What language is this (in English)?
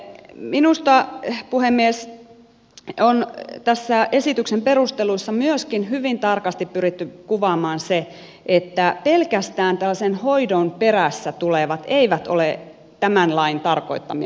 Finnish